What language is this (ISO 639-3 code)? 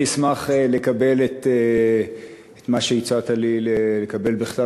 heb